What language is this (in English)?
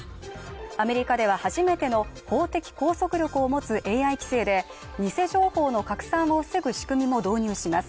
Japanese